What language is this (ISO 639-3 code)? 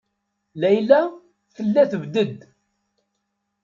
kab